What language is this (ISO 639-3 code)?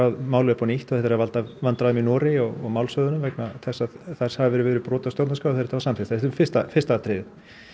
isl